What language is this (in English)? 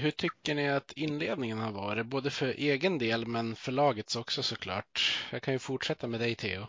Swedish